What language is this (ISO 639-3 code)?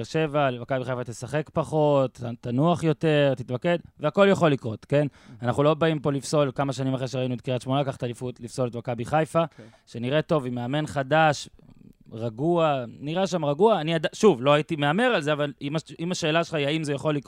heb